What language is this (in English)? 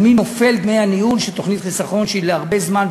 Hebrew